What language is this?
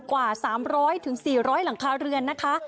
Thai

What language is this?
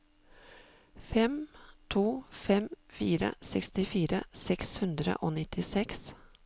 Norwegian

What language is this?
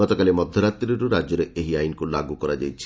Odia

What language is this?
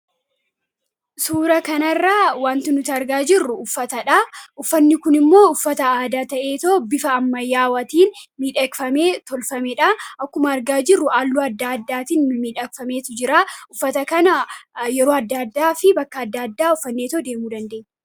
Oromo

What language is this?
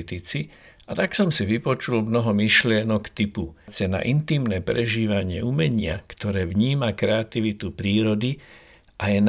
Slovak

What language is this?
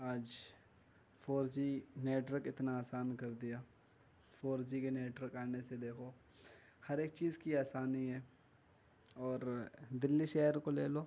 Urdu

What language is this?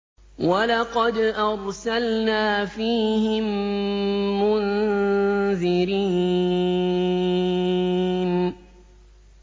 Arabic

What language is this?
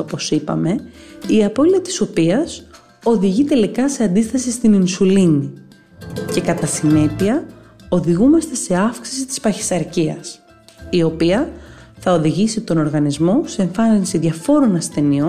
Greek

